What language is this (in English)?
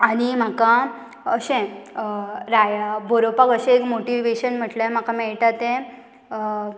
Konkani